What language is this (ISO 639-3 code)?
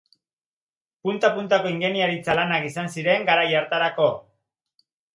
eus